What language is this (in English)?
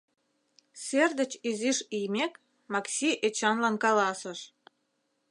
Mari